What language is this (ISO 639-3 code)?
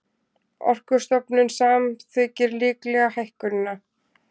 isl